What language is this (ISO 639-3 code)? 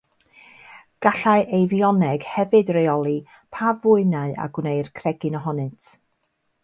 cym